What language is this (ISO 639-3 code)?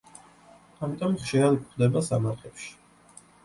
kat